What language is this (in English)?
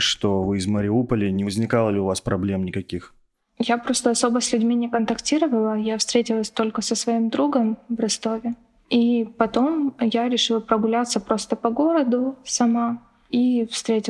Russian